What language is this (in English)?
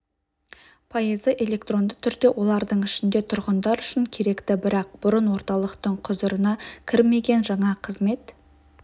Kazakh